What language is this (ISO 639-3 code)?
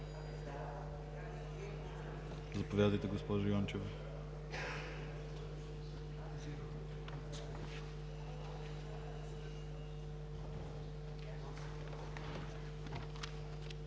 bul